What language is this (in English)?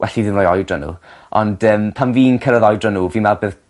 Welsh